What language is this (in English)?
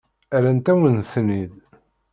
Kabyle